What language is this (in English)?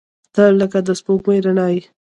Pashto